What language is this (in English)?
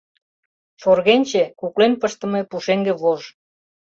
Mari